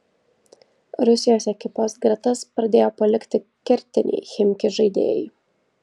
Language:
Lithuanian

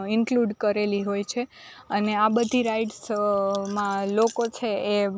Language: Gujarati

